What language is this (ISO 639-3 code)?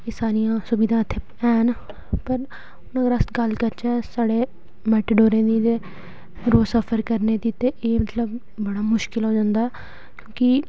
doi